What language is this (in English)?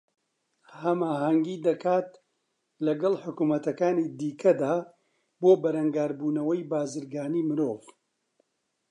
Central Kurdish